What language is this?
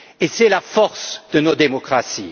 French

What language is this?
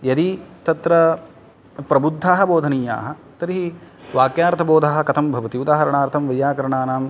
Sanskrit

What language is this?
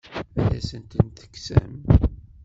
Kabyle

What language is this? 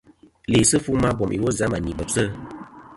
Kom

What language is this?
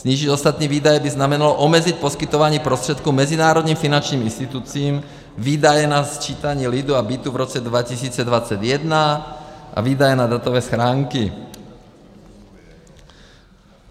Czech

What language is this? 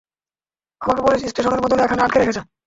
Bangla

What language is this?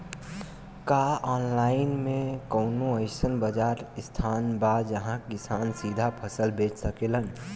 Bhojpuri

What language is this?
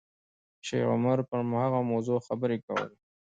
Pashto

